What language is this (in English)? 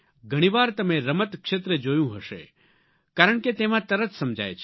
Gujarati